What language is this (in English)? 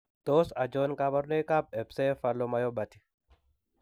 Kalenjin